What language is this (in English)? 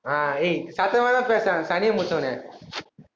Tamil